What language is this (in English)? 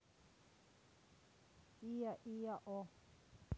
Russian